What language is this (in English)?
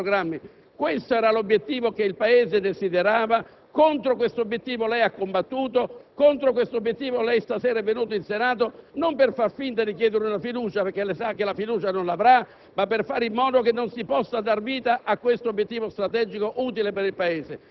Italian